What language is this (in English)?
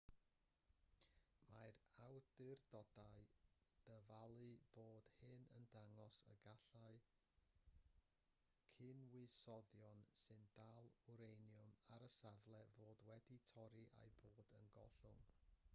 Welsh